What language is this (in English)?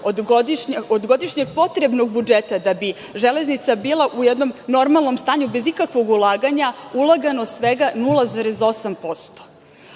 Serbian